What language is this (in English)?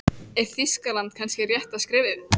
Icelandic